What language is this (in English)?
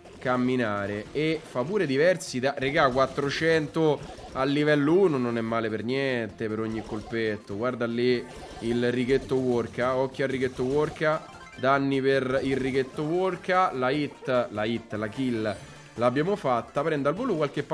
Italian